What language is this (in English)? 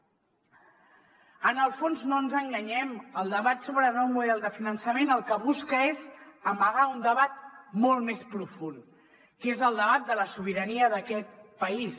Catalan